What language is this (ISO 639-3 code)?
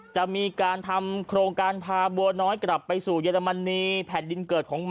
tha